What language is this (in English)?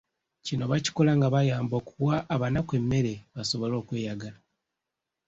Ganda